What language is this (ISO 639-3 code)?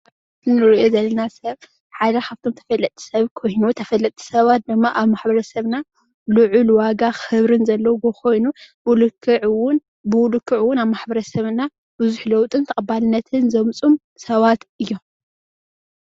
tir